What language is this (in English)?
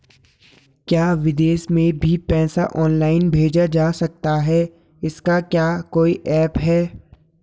Hindi